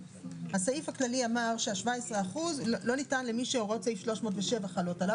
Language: Hebrew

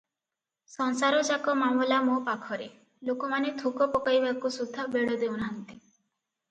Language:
Odia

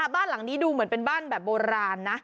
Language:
Thai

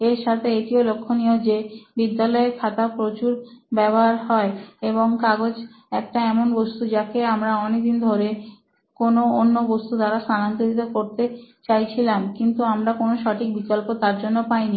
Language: Bangla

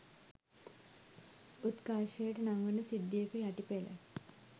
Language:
Sinhala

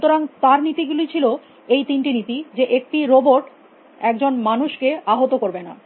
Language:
Bangla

